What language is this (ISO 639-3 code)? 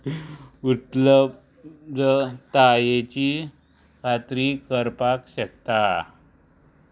kok